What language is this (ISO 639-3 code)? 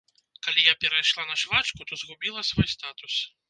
bel